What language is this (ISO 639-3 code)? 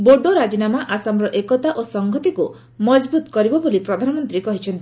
ori